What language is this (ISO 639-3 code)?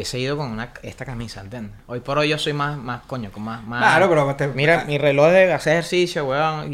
spa